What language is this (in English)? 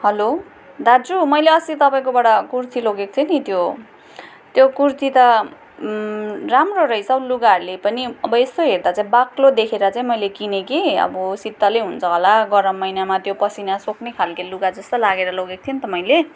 Nepali